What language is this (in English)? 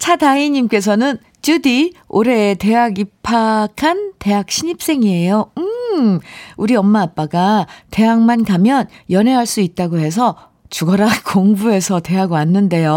Korean